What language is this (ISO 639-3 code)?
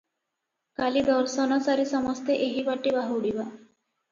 ori